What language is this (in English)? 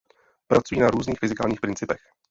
Czech